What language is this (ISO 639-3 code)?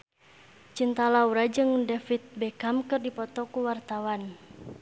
sun